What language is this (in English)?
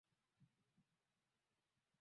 Swahili